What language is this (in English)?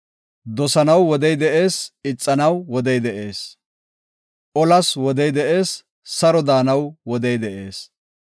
Gofa